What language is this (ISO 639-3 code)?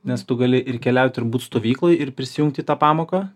lit